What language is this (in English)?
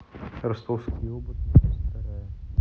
Russian